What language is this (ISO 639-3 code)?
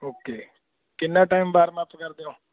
pan